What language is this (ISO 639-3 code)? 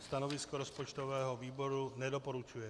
ces